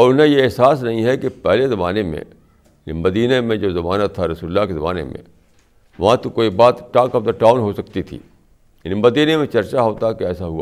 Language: Urdu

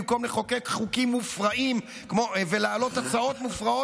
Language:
Hebrew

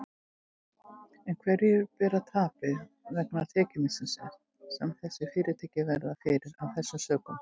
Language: Icelandic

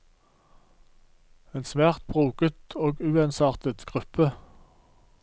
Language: Norwegian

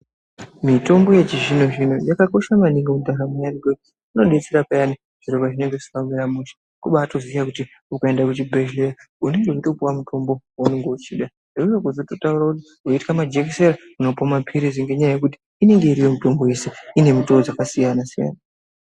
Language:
Ndau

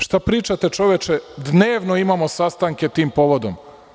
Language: Serbian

